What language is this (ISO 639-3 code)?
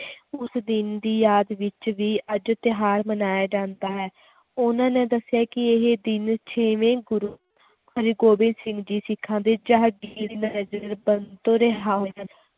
pan